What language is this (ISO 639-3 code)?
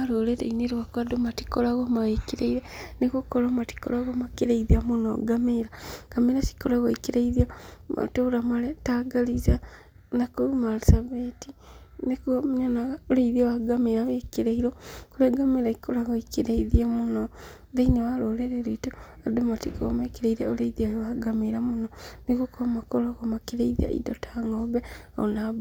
kik